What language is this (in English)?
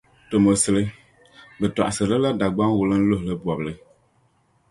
Dagbani